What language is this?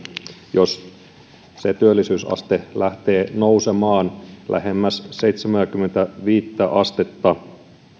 Finnish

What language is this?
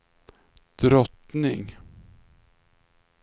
Swedish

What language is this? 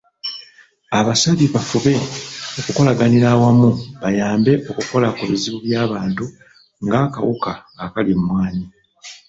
Ganda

